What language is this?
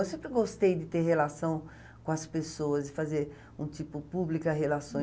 Portuguese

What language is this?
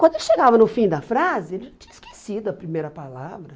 Portuguese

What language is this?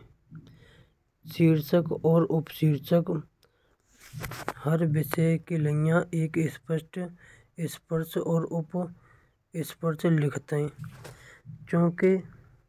Braj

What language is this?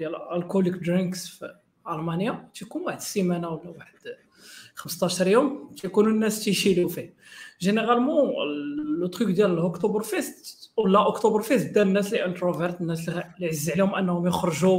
Arabic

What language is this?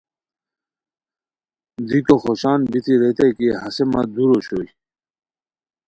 Khowar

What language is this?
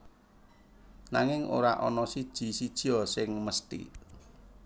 Javanese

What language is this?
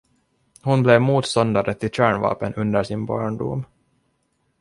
Swedish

